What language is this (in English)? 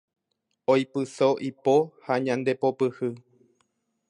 Guarani